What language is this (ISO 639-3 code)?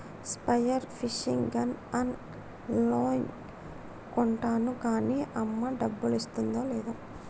tel